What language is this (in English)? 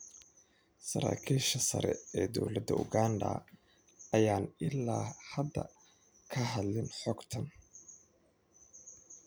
Somali